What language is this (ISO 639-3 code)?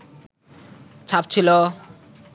ben